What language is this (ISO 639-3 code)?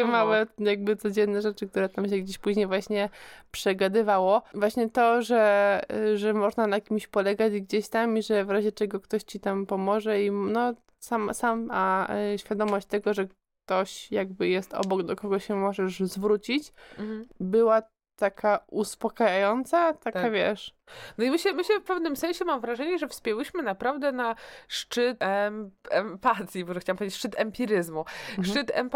pol